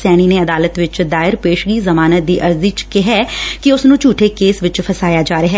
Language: Punjabi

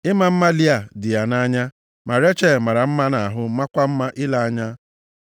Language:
Igbo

